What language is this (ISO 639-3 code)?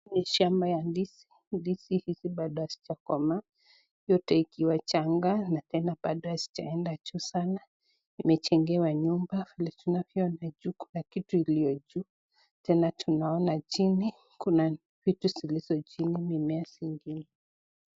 swa